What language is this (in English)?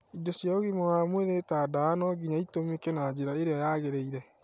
Kikuyu